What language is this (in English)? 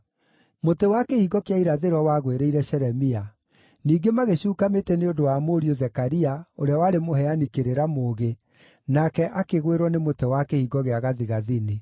Kikuyu